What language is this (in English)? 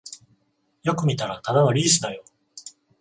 Japanese